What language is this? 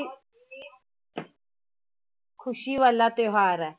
Punjabi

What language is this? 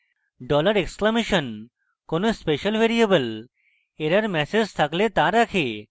Bangla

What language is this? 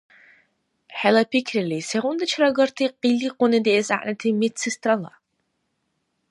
Dargwa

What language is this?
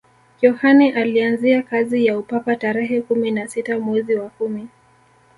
Swahili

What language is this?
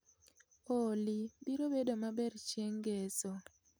Luo (Kenya and Tanzania)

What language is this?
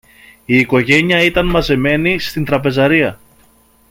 Greek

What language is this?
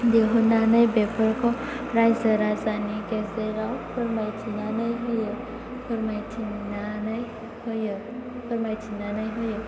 Bodo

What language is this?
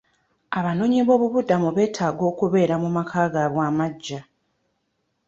Ganda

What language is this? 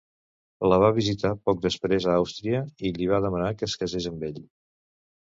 Catalan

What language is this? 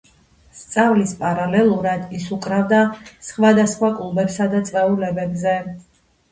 Georgian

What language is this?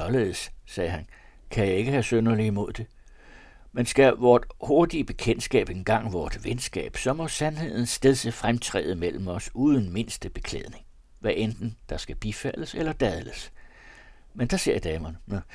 Danish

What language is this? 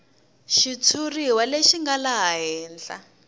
Tsonga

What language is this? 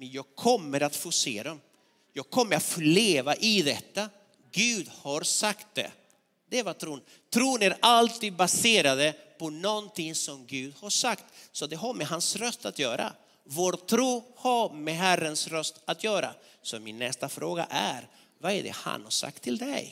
Swedish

